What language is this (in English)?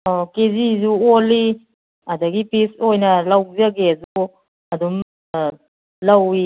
Manipuri